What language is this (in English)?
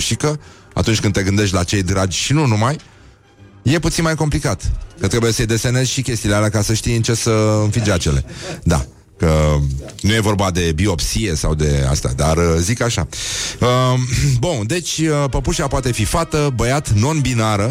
Romanian